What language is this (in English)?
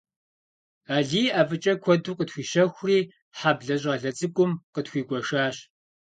Kabardian